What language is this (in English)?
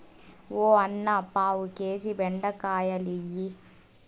Telugu